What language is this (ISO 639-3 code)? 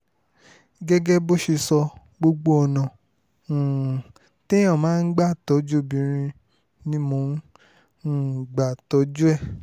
yor